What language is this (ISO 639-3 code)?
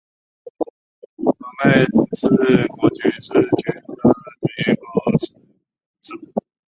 zho